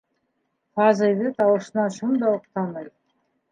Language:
Bashkir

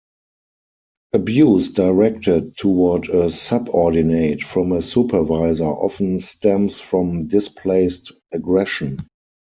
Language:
English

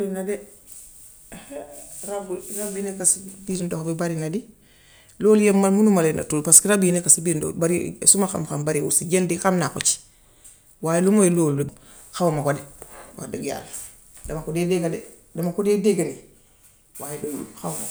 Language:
Gambian Wolof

